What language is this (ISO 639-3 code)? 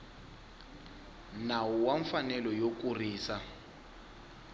tso